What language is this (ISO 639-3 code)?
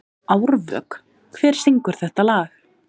isl